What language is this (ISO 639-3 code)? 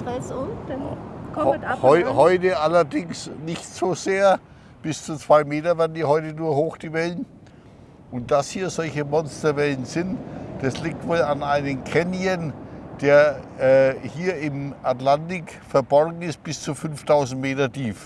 deu